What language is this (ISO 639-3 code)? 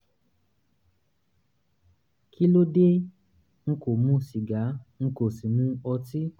yor